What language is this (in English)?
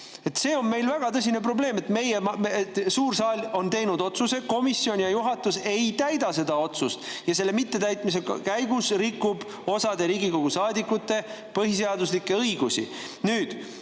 Estonian